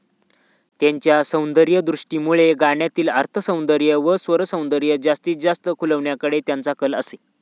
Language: Marathi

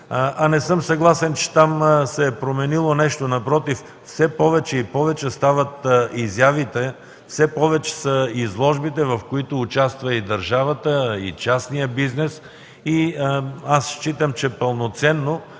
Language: Bulgarian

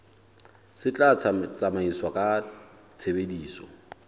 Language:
Southern Sotho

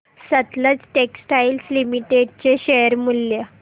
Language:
Marathi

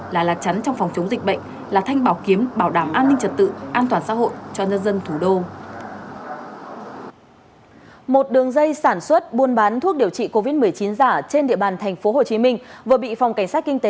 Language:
Vietnamese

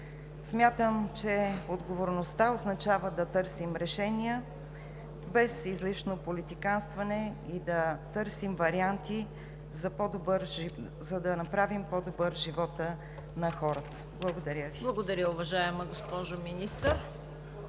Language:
Bulgarian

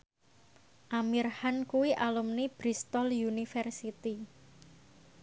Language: Javanese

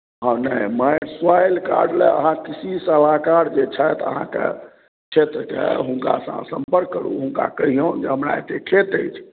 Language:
Maithili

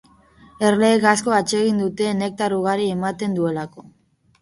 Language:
Basque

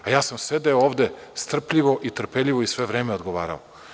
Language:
Serbian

